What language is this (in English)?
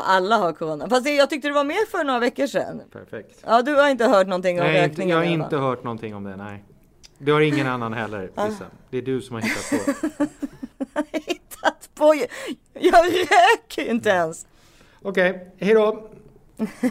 Swedish